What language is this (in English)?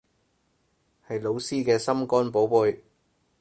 Cantonese